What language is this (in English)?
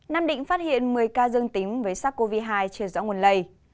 Vietnamese